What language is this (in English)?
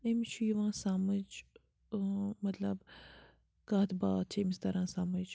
Kashmiri